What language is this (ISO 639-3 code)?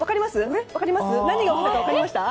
jpn